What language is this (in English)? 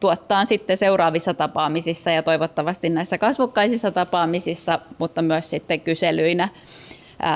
Finnish